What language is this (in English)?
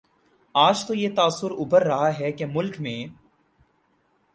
Urdu